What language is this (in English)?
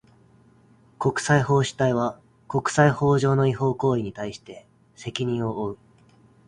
Japanese